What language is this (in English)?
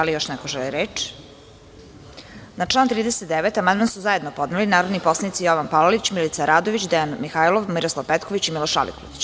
Serbian